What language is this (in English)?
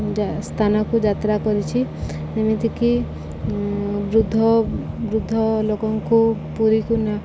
Odia